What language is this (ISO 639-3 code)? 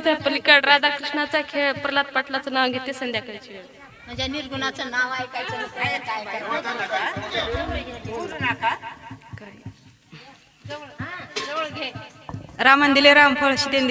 mar